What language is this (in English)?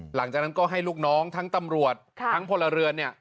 Thai